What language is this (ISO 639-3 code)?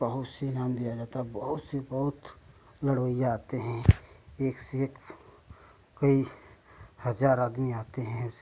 hin